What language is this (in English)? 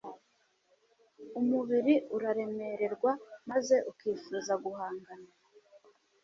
Kinyarwanda